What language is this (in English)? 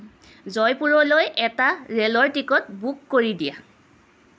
Assamese